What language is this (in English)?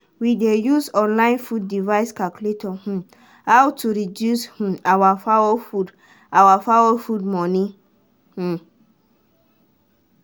Nigerian Pidgin